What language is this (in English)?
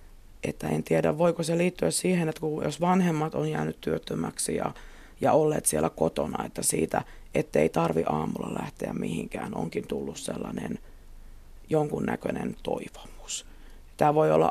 Finnish